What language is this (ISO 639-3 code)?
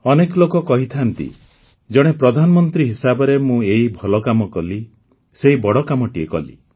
ori